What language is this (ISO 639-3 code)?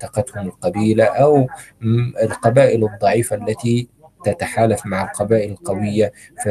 ara